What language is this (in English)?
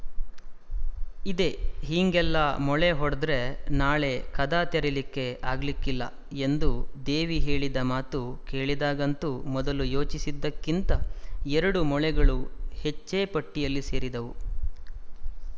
Kannada